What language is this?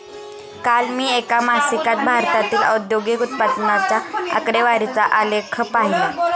Marathi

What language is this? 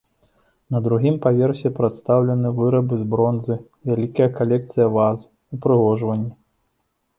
Belarusian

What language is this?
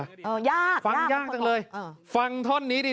Thai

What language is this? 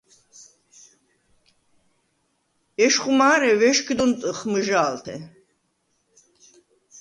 Svan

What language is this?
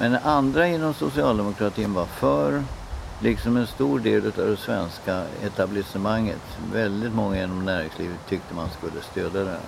Swedish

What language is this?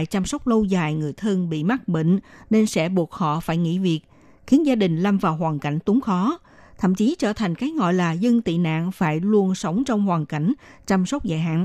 Vietnamese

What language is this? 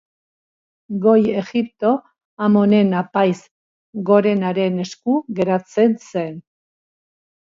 Basque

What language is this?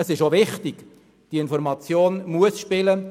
Swiss German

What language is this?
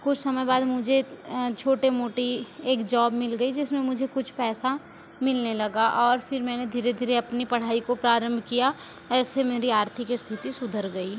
Hindi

